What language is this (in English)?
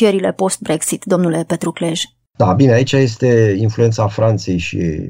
Romanian